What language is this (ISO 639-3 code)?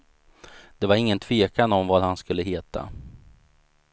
swe